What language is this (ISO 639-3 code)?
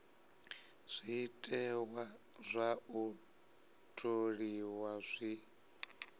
ven